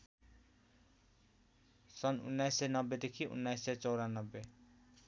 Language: Nepali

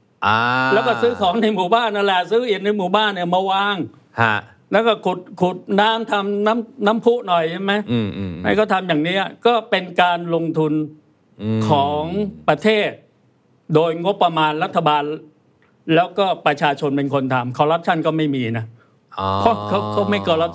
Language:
Thai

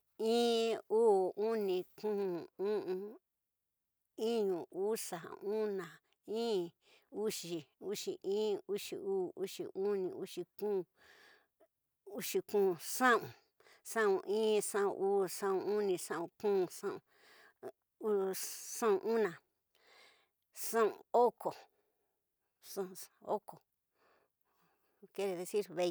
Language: Tidaá Mixtec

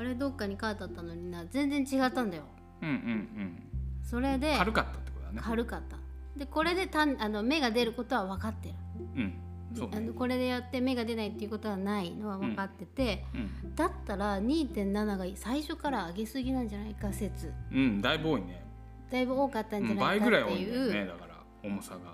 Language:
Japanese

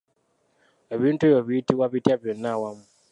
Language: Ganda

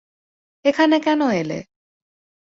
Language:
Bangla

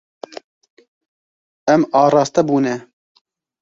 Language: Kurdish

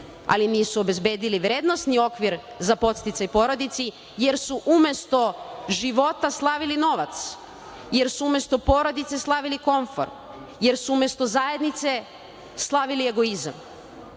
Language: Serbian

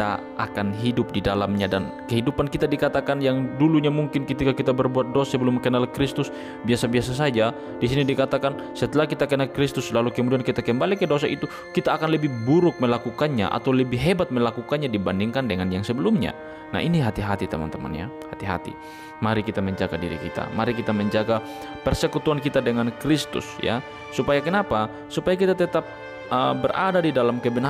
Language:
Indonesian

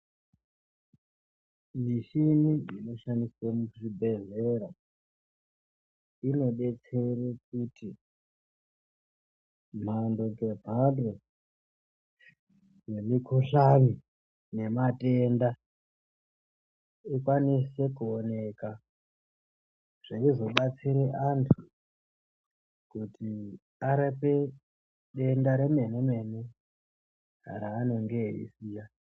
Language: Ndau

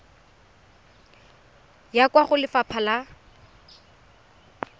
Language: Tswana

